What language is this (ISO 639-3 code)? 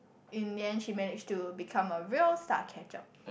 eng